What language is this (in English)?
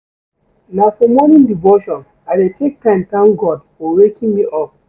Nigerian Pidgin